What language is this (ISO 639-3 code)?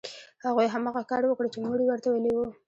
pus